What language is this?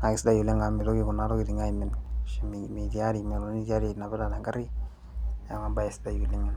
Masai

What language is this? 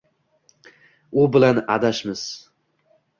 Uzbek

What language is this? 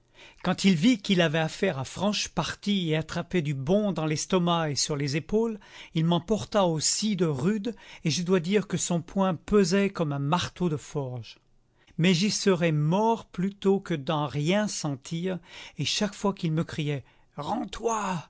French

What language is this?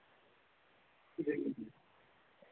Dogri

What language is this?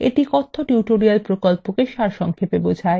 Bangla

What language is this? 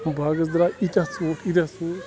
Kashmiri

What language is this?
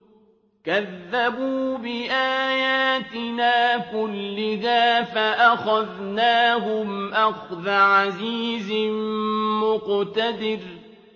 Arabic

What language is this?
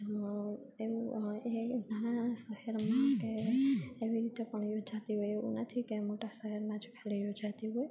Gujarati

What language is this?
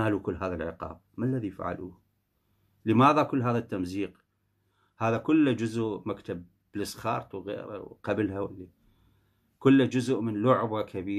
Arabic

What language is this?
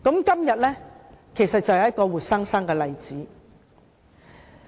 Cantonese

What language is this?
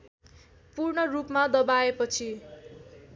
Nepali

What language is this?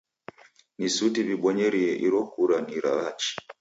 Taita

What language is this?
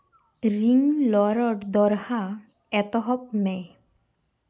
Santali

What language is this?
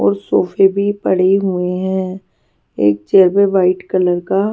Hindi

